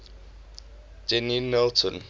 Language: English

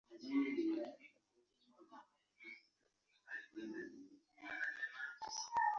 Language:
Ganda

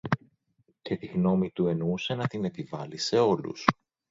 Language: Greek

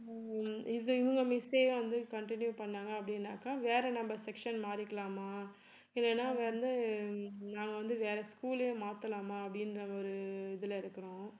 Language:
Tamil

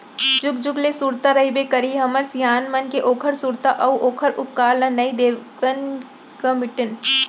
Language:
Chhattisgarhi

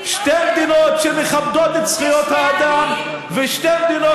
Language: Hebrew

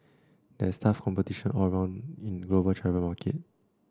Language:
English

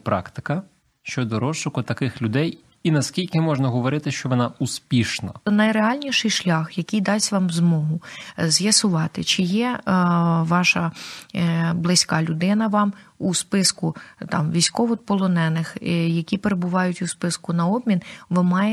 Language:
Ukrainian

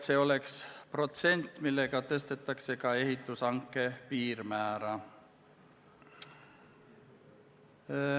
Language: Estonian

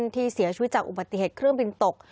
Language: Thai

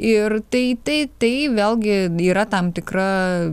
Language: Lithuanian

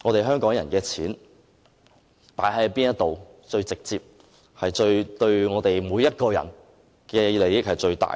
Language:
Cantonese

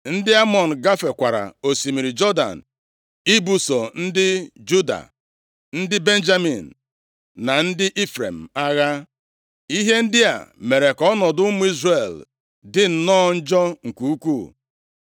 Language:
Igbo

